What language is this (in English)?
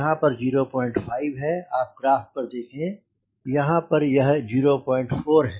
Hindi